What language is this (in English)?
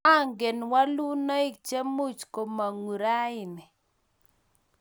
Kalenjin